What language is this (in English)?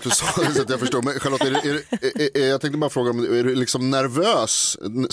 Swedish